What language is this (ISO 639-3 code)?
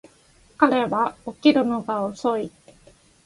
jpn